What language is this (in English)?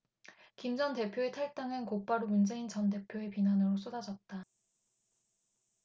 Korean